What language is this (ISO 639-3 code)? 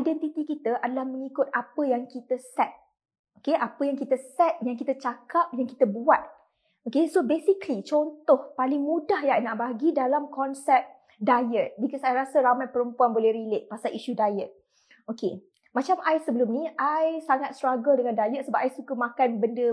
msa